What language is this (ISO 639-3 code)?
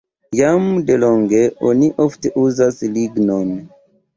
epo